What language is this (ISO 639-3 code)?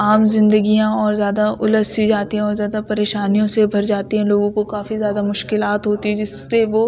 urd